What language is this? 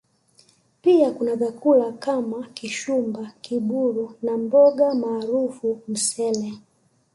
Swahili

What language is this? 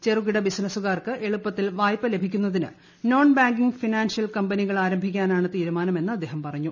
Malayalam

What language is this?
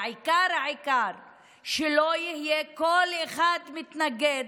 Hebrew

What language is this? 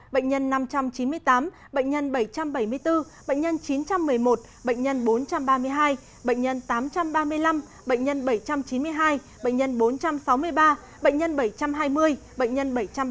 Vietnamese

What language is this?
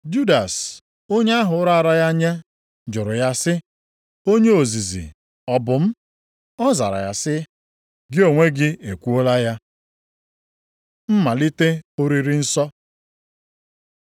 Igbo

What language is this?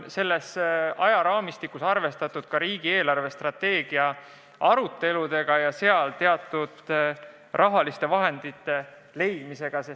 Estonian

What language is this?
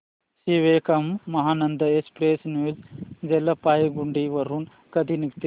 Marathi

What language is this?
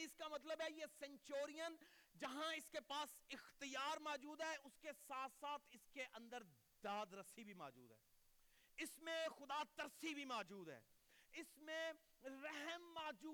Urdu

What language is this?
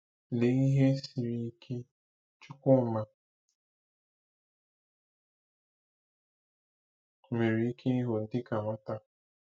Igbo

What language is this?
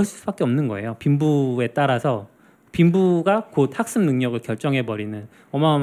Korean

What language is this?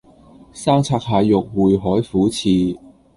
Cantonese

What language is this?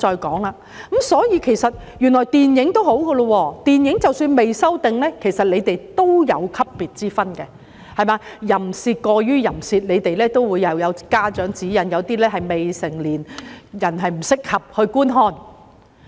Cantonese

